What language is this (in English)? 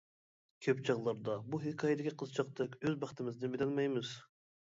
Uyghur